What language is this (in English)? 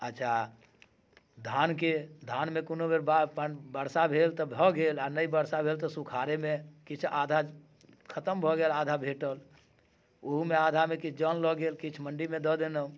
Maithili